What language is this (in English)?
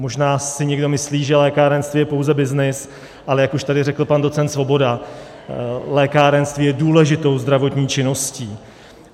Czech